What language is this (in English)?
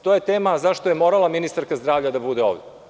Serbian